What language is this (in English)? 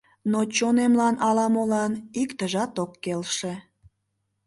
Mari